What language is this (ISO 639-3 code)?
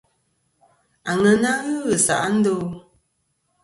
bkm